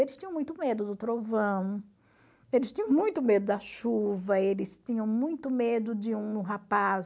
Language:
Portuguese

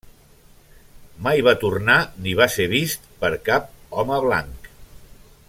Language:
Catalan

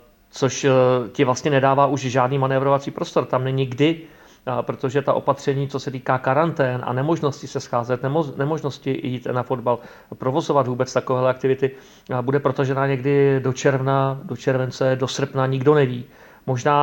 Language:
Czech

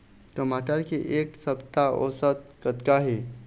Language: Chhattisgarhi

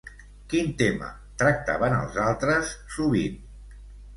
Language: Catalan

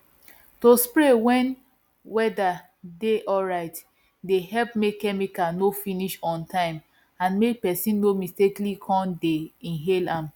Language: Nigerian Pidgin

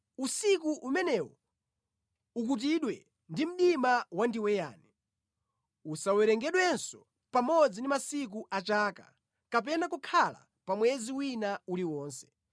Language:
Nyanja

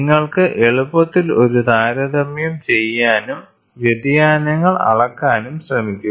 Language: Malayalam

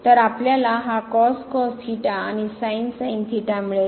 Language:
Marathi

